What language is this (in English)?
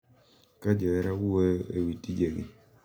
Luo (Kenya and Tanzania)